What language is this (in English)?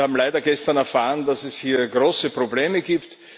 German